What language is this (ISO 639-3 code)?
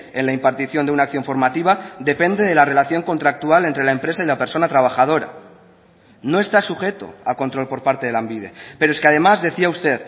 spa